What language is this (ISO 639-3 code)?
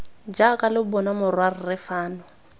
tsn